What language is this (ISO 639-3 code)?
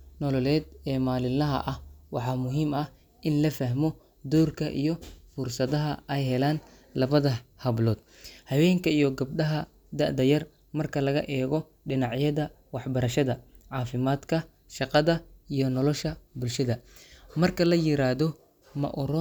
som